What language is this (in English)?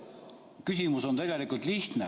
Estonian